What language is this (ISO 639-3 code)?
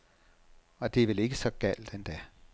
dan